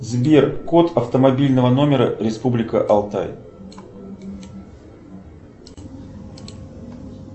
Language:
Russian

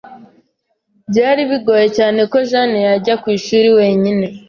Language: Kinyarwanda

